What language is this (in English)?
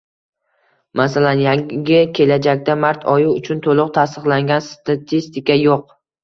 Uzbek